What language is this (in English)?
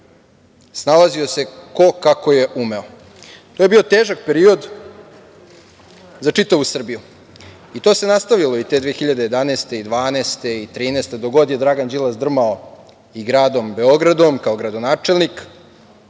Serbian